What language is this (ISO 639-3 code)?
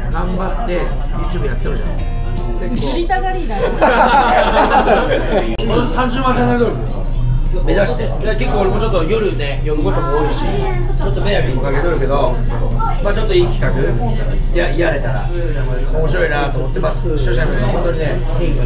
jpn